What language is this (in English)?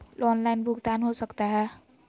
Magahi